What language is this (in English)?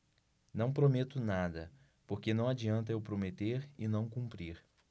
Portuguese